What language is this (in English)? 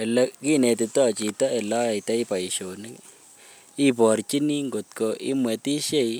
Kalenjin